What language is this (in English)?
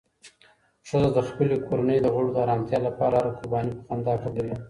Pashto